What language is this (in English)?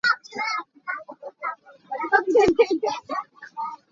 Hakha Chin